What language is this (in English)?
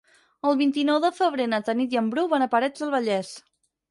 Catalan